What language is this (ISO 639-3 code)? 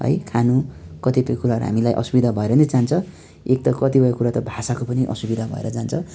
nep